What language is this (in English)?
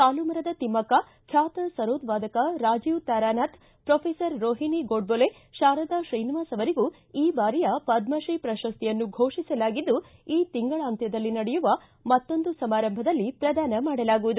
Kannada